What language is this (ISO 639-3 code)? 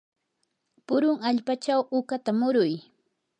qur